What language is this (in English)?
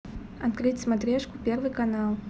Russian